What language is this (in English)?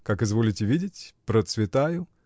Russian